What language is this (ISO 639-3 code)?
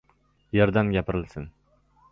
uzb